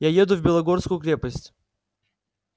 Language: Russian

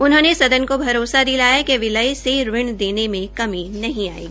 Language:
Hindi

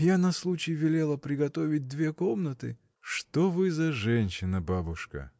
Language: Russian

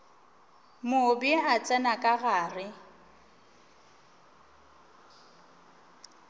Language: Northern Sotho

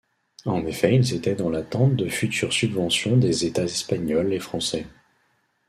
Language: French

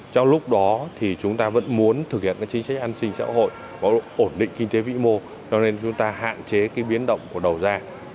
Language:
Vietnamese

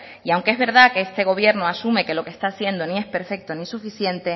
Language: Spanish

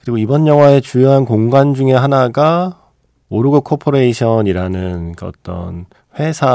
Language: Korean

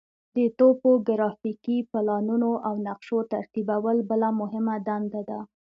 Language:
Pashto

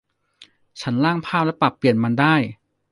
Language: Thai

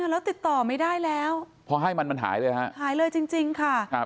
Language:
Thai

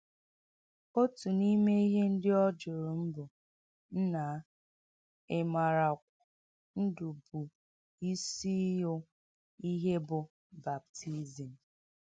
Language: Igbo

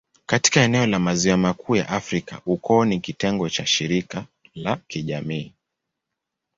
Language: Swahili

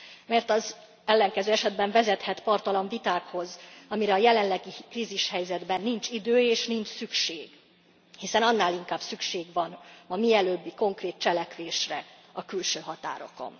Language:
Hungarian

